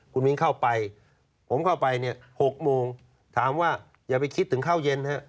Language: Thai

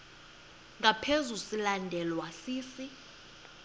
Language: Xhosa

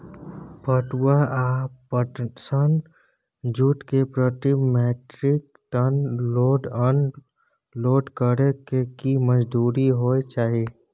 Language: Maithili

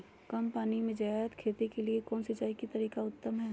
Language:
Magahi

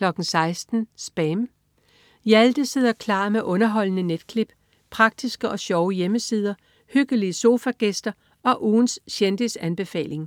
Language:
Danish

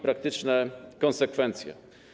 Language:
Polish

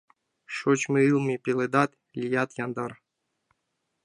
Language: Mari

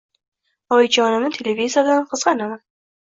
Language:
Uzbek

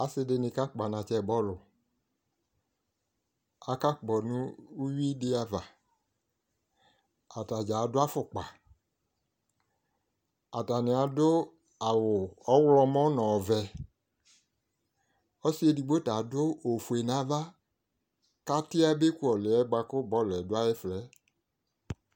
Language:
Ikposo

